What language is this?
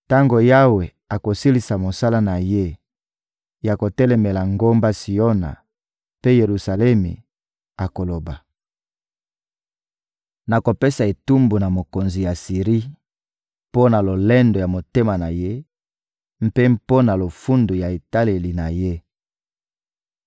Lingala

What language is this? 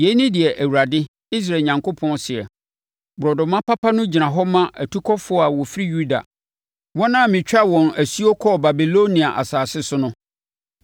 Akan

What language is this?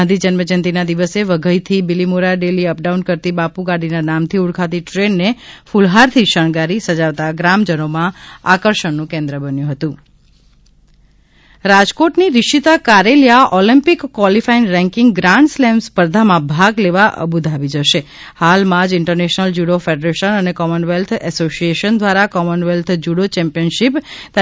Gujarati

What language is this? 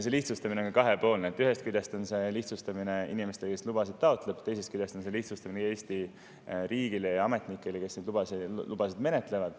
Estonian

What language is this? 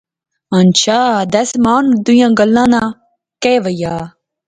Pahari-Potwari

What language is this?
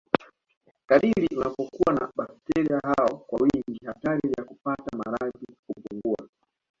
Swahili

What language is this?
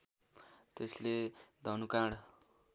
Nepali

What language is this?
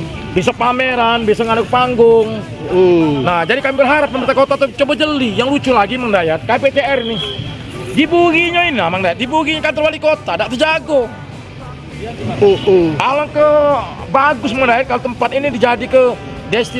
Indonesian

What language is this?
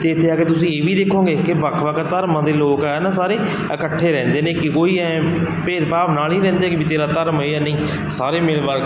Punjabi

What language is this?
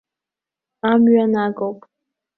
Abkhazian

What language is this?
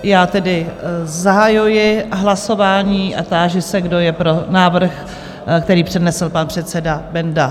Czech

